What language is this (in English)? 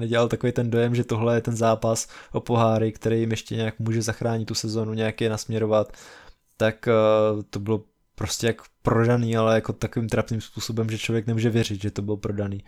Czech